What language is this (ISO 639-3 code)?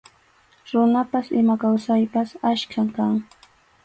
qxu